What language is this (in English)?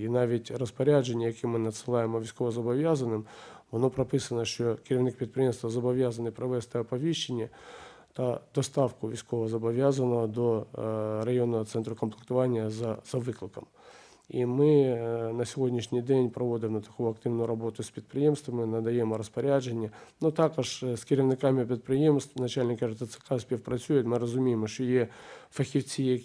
Ukrainian